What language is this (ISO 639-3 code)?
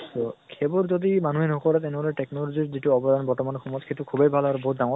asm